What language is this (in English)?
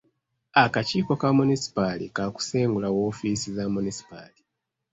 Ganda